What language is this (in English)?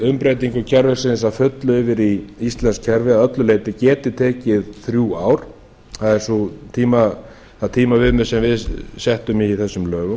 Icelandic